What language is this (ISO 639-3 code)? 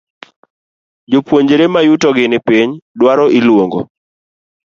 luo